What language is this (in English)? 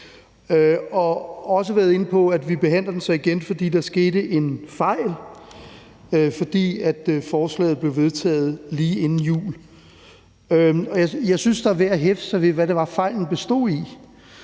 Danish